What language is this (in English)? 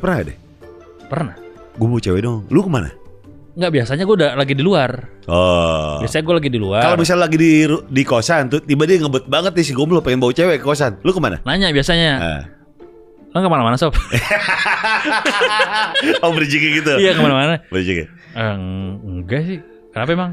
Indonesian